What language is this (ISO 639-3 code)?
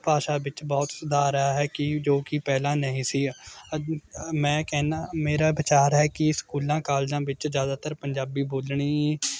pan